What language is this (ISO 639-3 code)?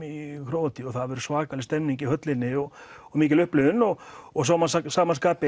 isl